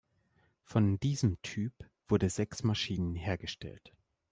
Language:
German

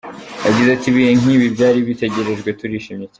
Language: Kinyarwanda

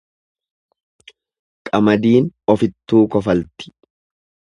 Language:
Oromo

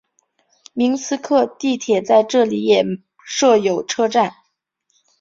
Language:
Chinese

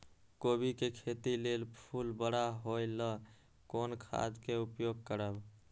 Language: Maithili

